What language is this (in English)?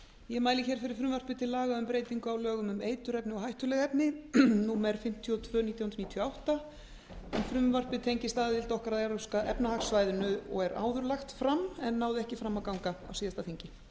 Icelandic